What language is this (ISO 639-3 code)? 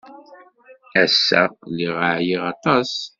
kab